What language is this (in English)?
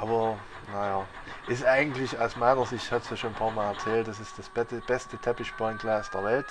German